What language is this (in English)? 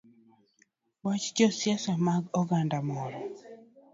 Luo (Kenya and Tanzania)